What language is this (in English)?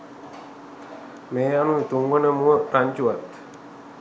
Sinhala